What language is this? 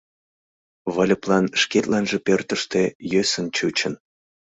Mari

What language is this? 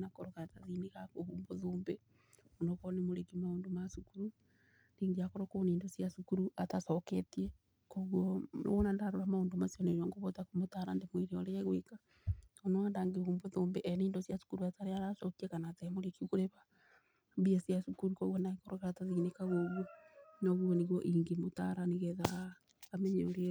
Kikuyu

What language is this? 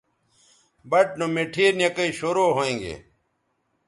Bateri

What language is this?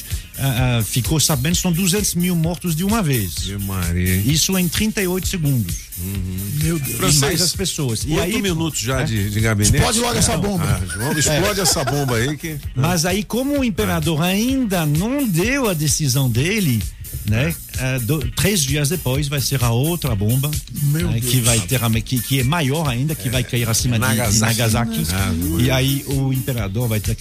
Portuguese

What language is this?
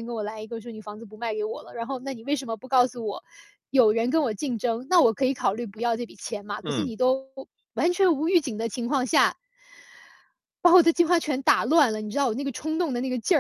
Chinese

